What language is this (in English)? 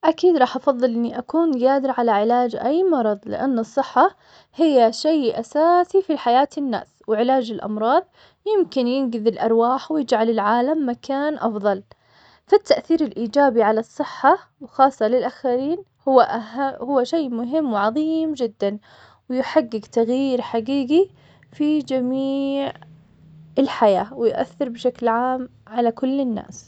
Omani Arabic